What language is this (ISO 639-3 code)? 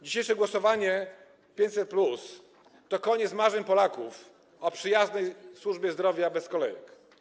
pol